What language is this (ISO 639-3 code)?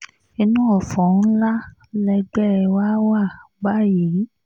yor